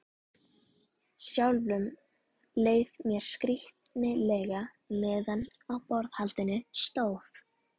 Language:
Icelandic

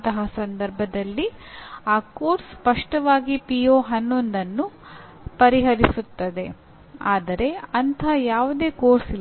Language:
Kannada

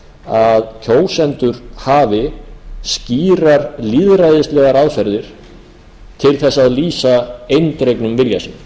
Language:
Icelandic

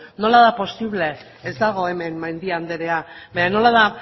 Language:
Basque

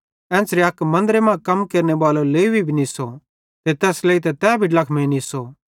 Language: Bhadrawahi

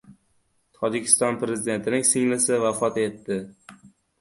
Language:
Uzbek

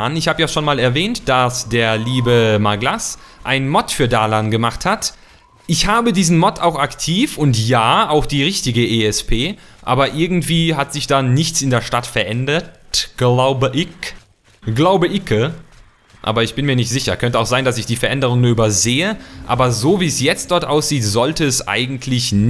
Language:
German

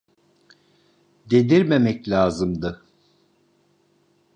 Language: Turkish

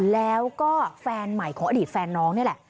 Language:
Thai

